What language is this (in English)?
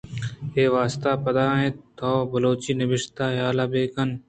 Eastern Balochi